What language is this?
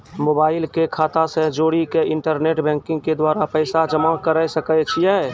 Maithili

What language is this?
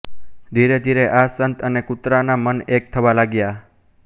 Gujarati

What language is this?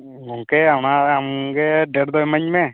Santali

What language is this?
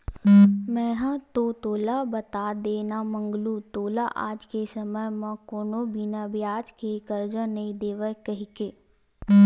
Chhattisgarhi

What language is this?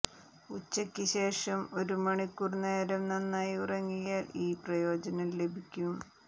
Malayalam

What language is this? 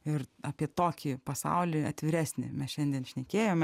Lithuanian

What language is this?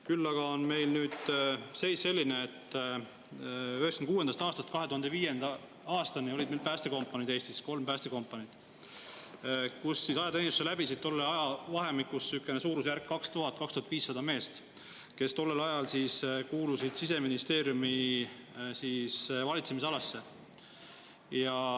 Estonian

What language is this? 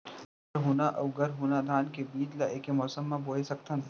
Chhattisgarhi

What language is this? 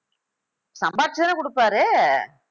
Tamil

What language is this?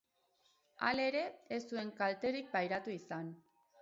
Basque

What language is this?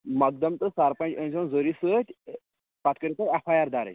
Kashmiri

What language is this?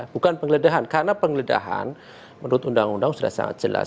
Indonesian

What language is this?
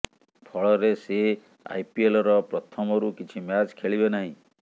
Odia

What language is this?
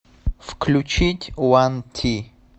Russian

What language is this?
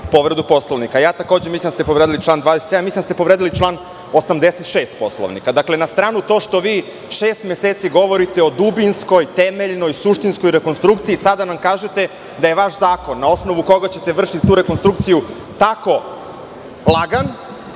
Serbian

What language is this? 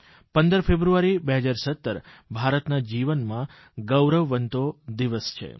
Gujarati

